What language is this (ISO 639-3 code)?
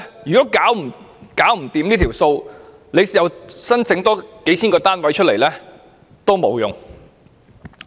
yue